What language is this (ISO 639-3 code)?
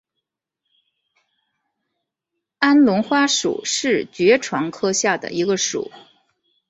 zho